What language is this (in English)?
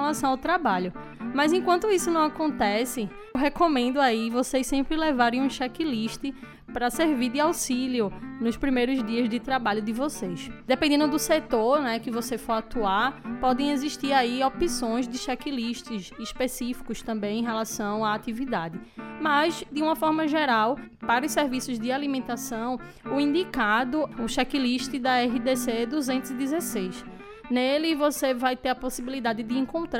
Portuguese